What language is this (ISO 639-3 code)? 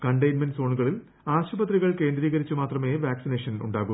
mal